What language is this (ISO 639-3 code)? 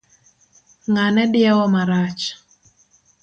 luo